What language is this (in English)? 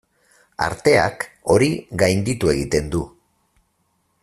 Basque